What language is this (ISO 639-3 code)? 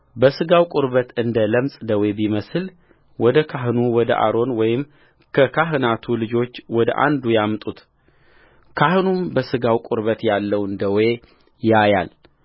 amh